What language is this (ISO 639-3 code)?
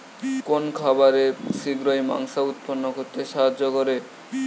ben